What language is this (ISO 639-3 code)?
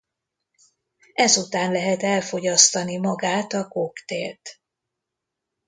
hun